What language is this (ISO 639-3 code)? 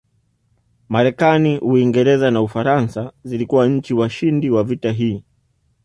swa